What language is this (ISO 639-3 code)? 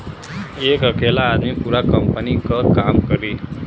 bho